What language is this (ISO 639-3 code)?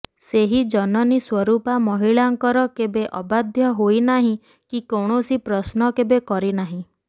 ori